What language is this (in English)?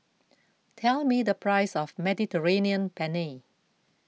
English